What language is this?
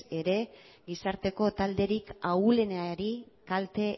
Basque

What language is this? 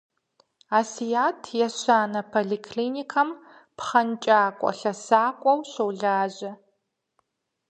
Kabardian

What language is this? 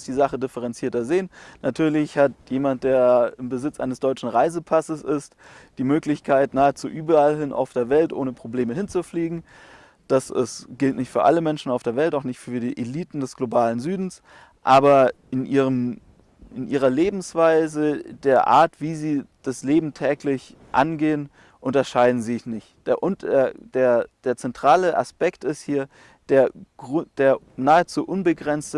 German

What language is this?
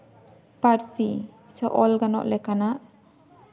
Santali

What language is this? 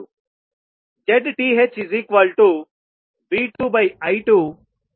Telugu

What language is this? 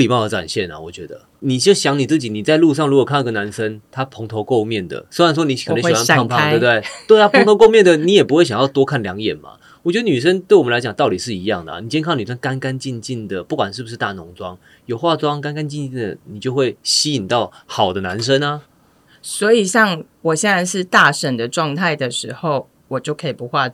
Chinese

